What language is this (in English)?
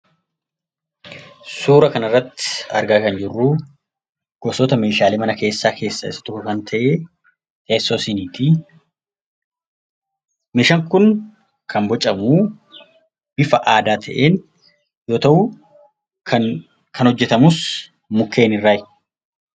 Oromo